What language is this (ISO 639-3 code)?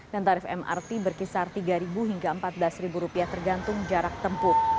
ind